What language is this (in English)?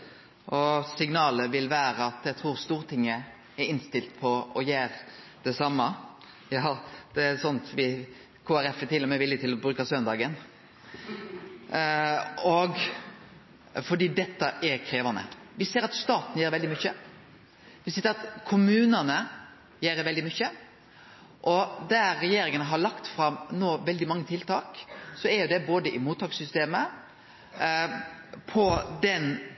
Norwegian Nynorsk